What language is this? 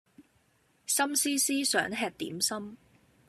Cantonese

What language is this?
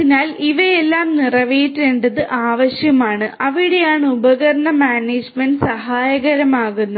Malayalam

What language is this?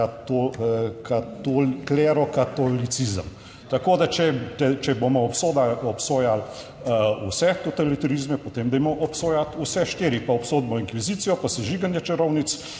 Slovenian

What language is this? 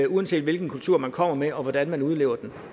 Danish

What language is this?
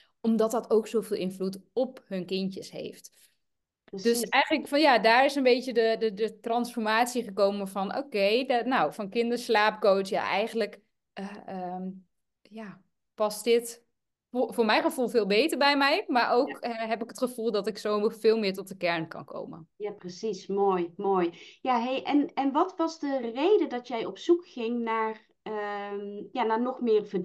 Dutch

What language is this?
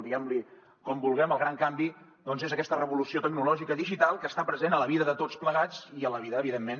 Catalan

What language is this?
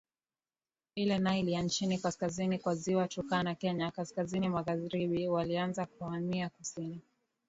Swahili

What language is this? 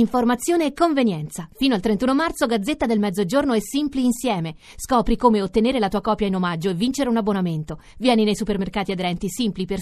Italian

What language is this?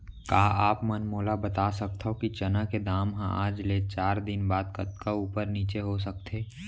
Chhattisgarhi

